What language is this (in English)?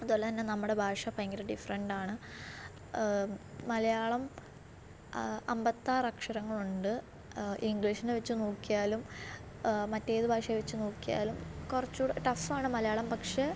Malayalam